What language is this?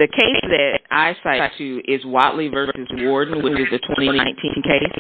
English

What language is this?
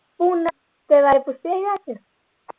Punjabi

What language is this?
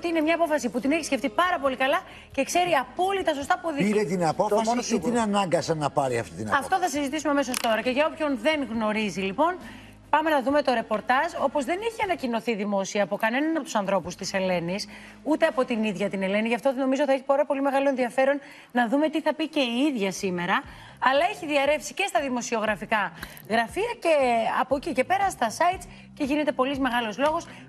Greek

